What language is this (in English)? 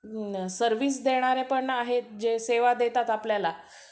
Marathi